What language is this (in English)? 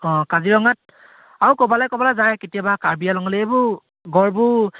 Assamese